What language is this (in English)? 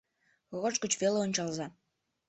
Mari